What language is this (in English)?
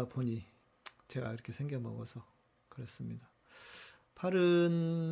Korean